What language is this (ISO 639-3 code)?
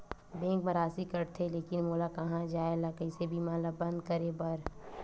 hne